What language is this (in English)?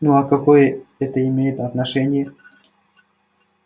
Russian